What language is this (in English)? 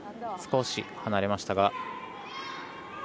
Japanese